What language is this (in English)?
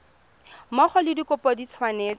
Tswana